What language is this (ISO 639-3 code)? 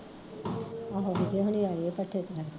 pan